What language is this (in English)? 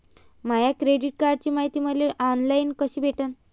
Marathi